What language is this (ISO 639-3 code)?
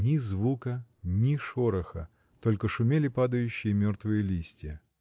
rus